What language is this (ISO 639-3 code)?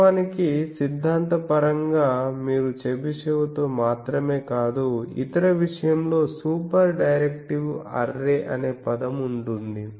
tel